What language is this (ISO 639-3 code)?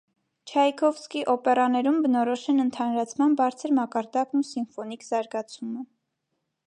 hye